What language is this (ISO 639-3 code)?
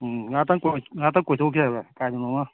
mni